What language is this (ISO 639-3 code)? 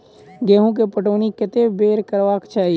mai